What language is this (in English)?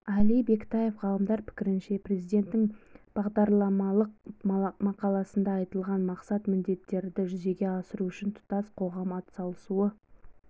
Kazakh